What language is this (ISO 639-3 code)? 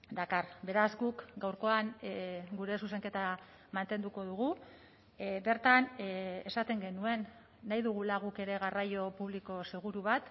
eus